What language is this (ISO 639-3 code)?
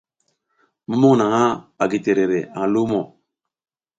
giz